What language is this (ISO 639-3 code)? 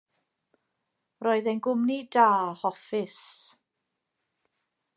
cym